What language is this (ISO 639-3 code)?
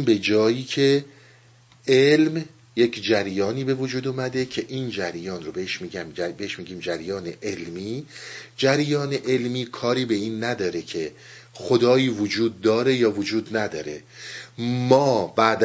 fas